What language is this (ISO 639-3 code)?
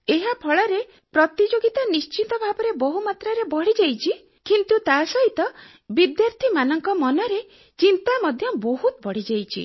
ori